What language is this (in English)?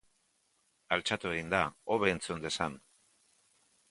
Basque